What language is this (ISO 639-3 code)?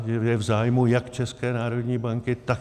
ces